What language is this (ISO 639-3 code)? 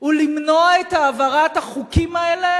heb